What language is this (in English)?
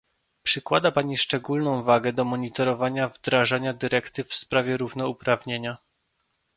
Polish